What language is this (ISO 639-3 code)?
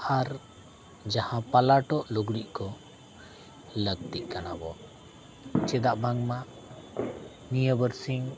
sat